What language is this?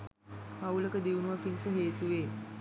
Sinhala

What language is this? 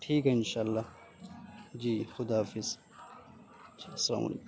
Urdu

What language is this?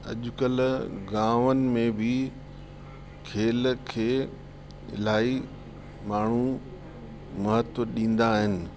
Sindhi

